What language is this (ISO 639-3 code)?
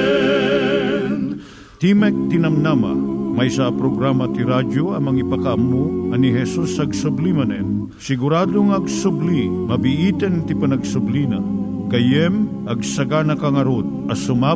fil